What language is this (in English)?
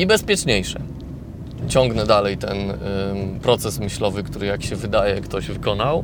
Polish